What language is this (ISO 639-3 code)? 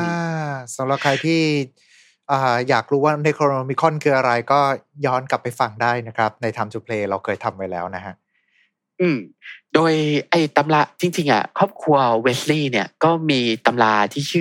tha